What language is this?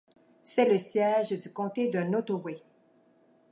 French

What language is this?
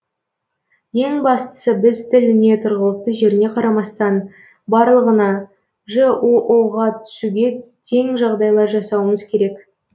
Kazakh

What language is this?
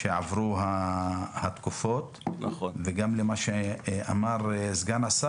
Hebrew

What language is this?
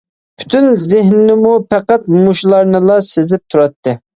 Uyghur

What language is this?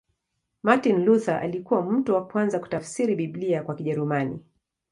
Swahili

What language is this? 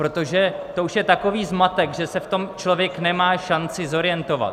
Czech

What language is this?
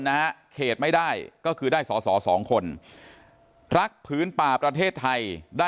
Thai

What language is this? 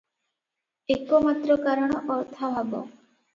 Odia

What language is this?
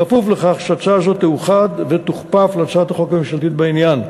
Hebrew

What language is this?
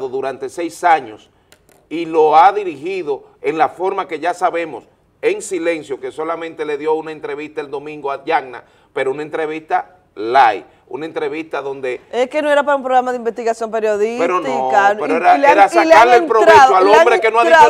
Spanish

